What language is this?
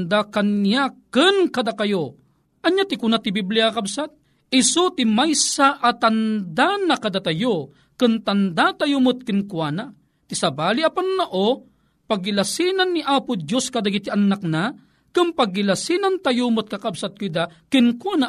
Filipino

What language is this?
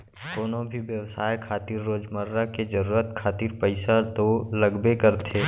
Chhattisgarhi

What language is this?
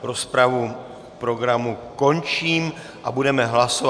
Czech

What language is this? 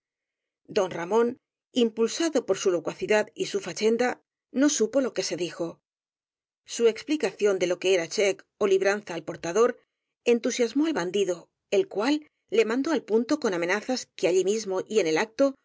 Spanish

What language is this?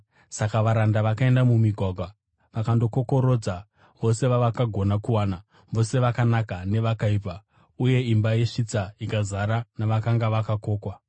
Shona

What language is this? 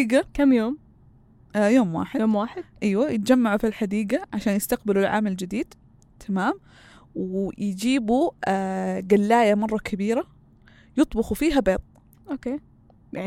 Arabic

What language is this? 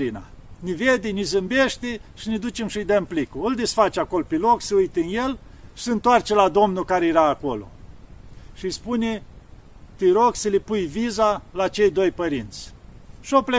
Romanian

